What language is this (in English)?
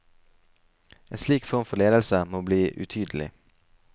Norwegian